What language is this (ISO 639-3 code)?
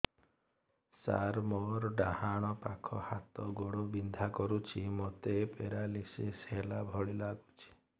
ori